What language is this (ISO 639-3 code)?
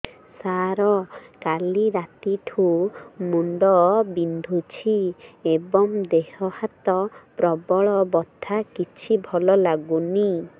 ori